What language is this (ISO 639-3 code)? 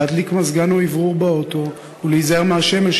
heb